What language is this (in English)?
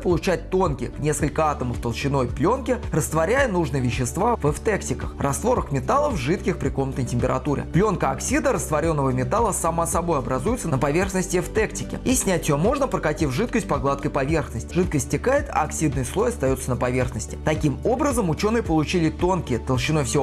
Russian